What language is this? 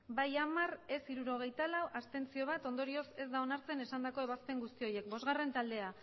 Basque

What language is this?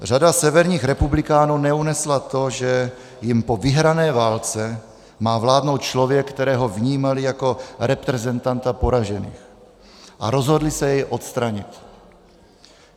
Czech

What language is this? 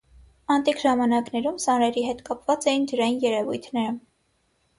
Armenian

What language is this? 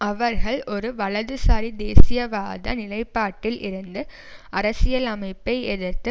Tamil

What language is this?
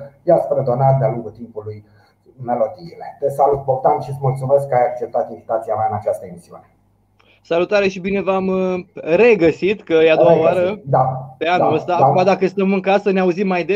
Romanian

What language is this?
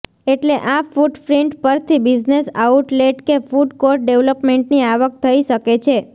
Gujarati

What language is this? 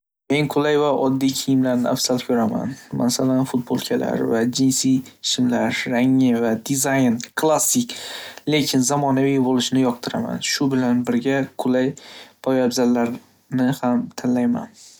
Uzbek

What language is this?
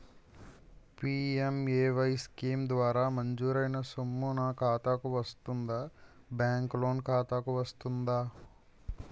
Telugu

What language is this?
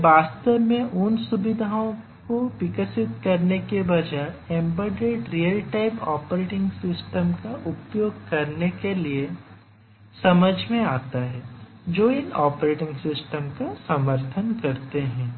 Hindi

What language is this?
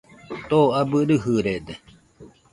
Nüpode Huitoto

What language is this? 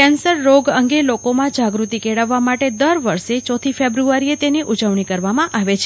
Gujarati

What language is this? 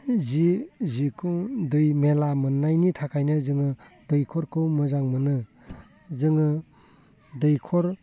Bodo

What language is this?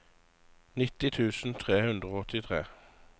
Norwegian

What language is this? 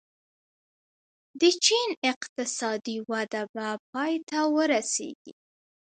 Pashto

